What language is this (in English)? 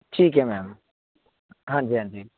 Punjabi